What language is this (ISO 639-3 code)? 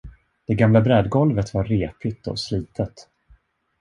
swe